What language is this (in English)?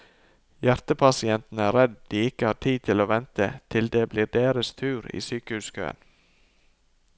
Norwegian